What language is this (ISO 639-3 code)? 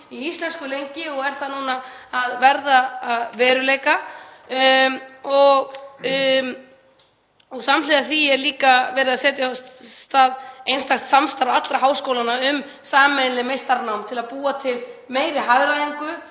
isl